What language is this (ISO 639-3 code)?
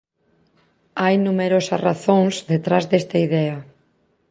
glg